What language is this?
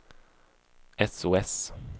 Swedish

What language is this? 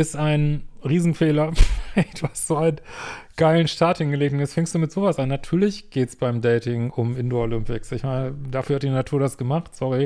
German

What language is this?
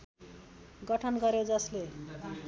Nepali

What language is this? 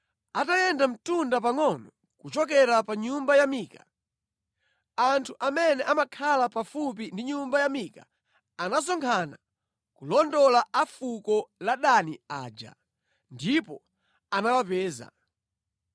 Nyanja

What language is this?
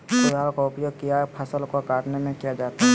Magahi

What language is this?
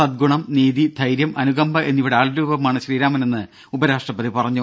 Malayalam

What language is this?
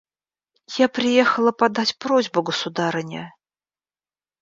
Russian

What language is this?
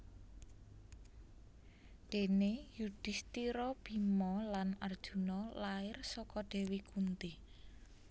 Javanese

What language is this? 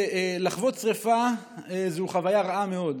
Hebrew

